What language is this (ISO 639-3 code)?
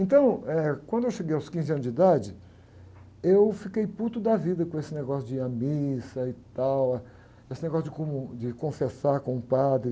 por